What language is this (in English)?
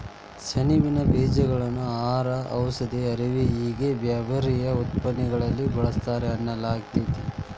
Kannada